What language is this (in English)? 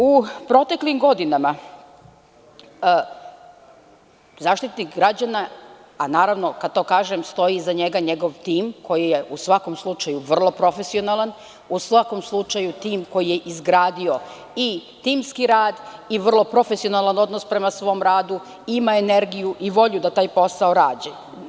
Serbian